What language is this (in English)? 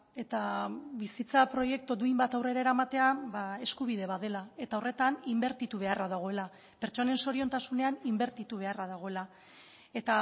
Basque